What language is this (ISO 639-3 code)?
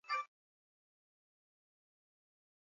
swa